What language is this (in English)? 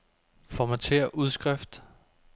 Danish